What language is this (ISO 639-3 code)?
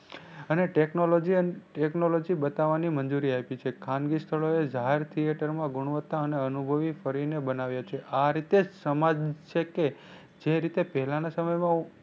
guj